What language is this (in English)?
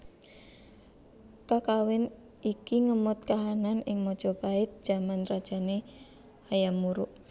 Javanese